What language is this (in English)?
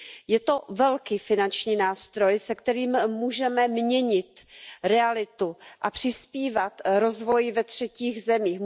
Czech